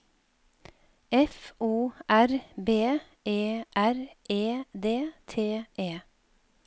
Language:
Norwegian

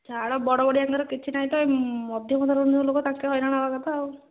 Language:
Odia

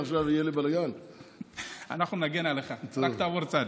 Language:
Hebrew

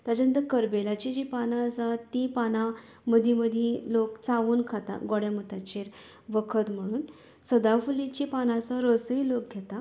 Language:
Konkani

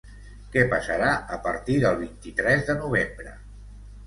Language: Catalan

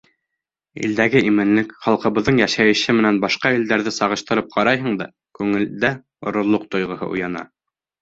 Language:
Bashkir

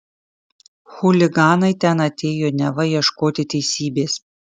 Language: Lithuanian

